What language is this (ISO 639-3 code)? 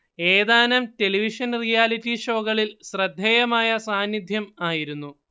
mal